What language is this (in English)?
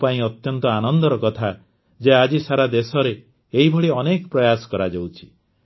Odia